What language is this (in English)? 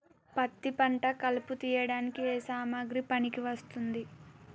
Telugu